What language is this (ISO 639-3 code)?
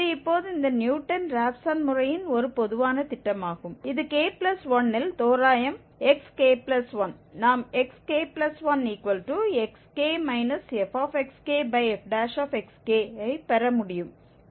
tam